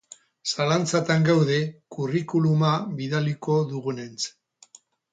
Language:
Basque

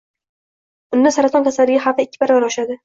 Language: Uzbek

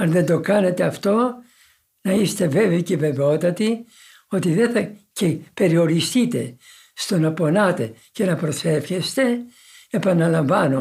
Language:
Greek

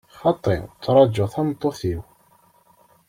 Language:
Kabyle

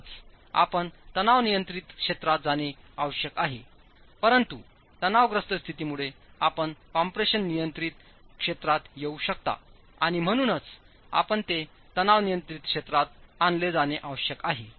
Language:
Marathi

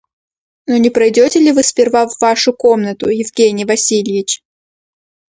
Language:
Russian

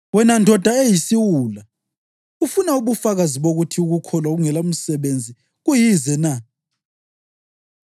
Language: North Ndebele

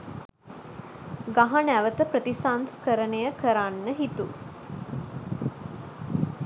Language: Sinhala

